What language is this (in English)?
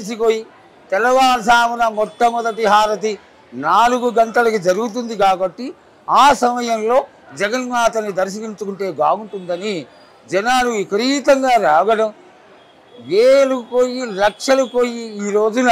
Telugu